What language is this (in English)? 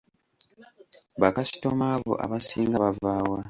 Ganda